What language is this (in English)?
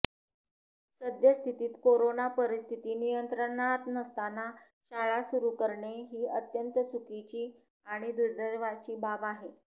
Marathi